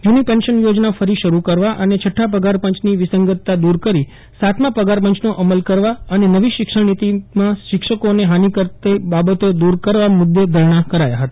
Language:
Gujarati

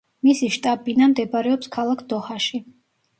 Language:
Georgian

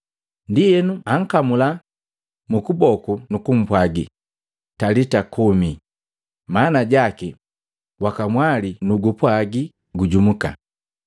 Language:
Matengo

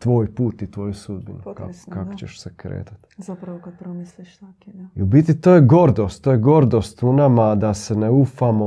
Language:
Croatian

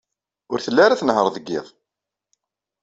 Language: Kabyle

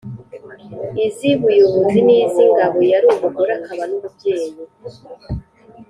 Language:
Kinyarwanda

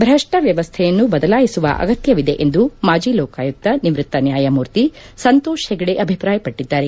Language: Kannada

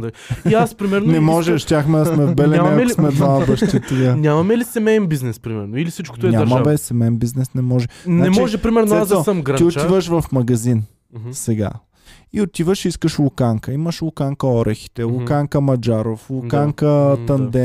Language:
Bulgarian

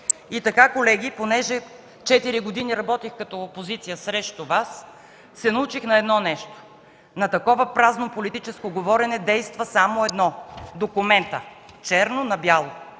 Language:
Bulgarian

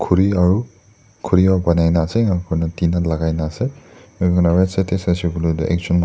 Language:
Naga Pidgin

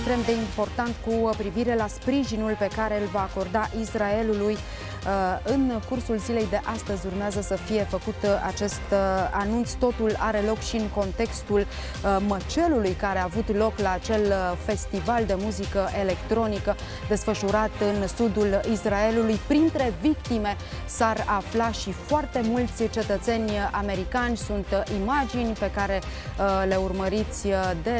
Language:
Romanian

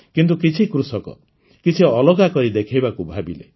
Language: Odia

